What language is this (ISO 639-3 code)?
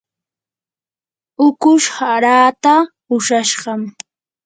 qur